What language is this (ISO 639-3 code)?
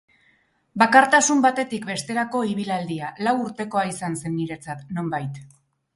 eus